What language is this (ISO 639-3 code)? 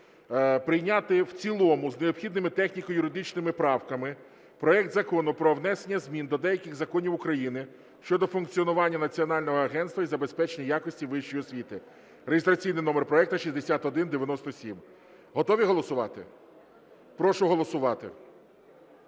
ukr